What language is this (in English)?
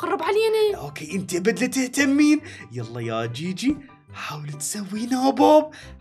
Arabic